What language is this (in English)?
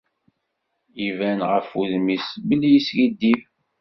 Kabyle